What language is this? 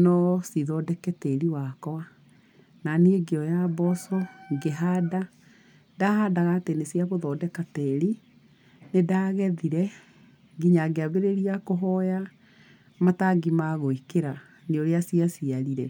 Kikuyu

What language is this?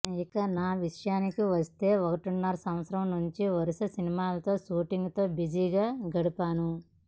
Telugu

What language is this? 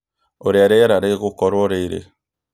Kikuyu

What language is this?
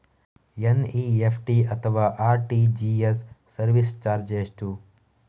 Kannada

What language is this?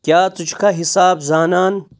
Kashmiri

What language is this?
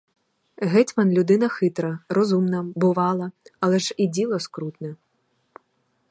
Ukrainian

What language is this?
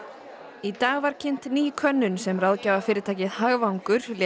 Icelandic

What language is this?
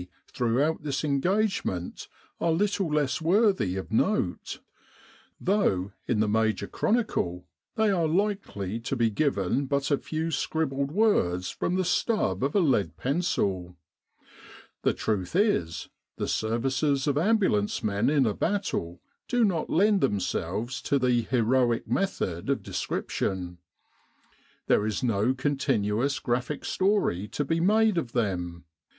English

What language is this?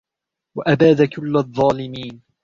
Arabic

